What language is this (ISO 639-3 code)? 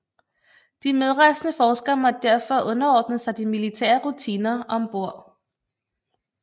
dan